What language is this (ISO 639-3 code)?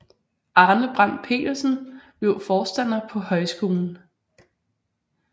dan